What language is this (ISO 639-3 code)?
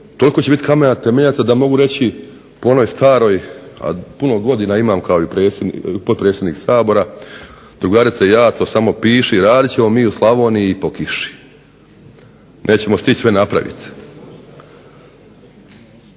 hrv